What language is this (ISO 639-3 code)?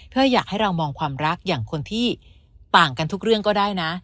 tha